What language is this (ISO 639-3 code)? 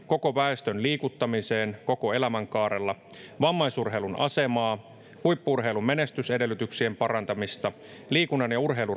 fin